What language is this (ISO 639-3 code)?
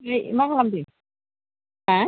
brx